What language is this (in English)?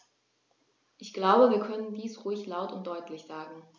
German